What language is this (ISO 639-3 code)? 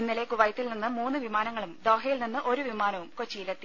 mal